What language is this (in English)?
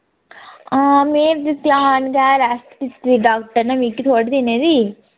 Dogri